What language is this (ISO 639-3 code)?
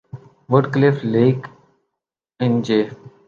urd